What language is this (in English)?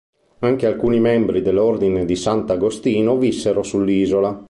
Italian